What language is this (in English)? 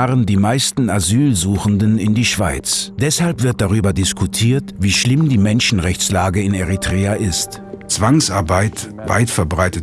German